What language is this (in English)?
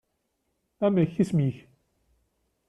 Kabyle